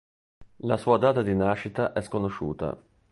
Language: Italian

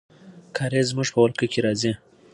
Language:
Pashto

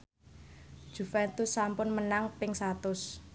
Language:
Javanese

